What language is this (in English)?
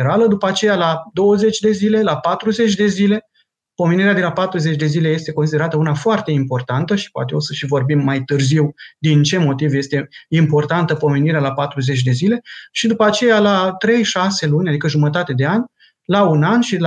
Romanian